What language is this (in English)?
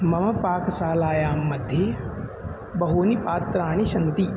Sanskrit